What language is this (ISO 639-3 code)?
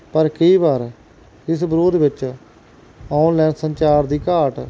pan